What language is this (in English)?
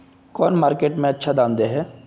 Magahi